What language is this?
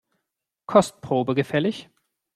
German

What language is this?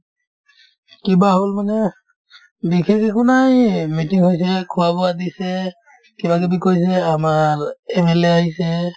Assamese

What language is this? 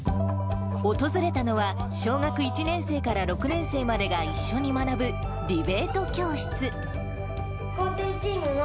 Japanese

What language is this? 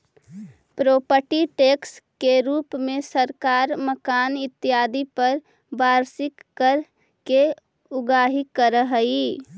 Magahi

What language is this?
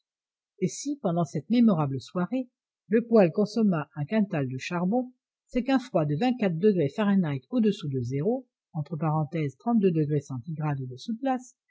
French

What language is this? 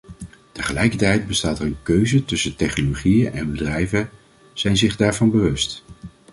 Dutch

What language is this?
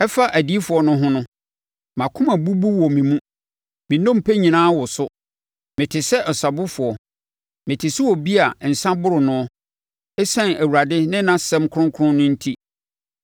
Akan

